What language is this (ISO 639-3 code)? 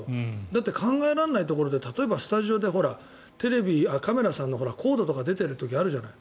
jpn